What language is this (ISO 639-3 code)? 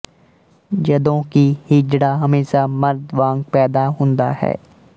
pan